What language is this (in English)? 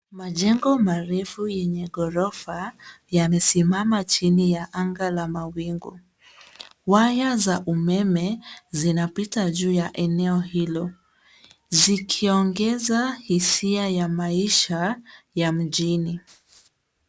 Swahili